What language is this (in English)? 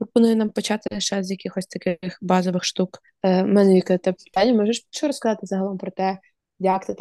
Ukrainian